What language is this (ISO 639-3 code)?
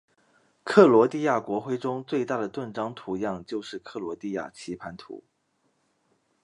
zho